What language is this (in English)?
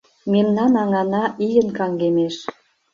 Mari